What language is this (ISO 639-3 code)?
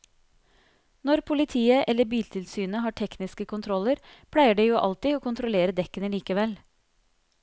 nor